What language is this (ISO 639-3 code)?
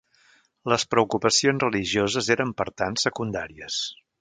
cat